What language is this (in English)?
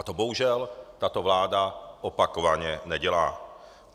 Czech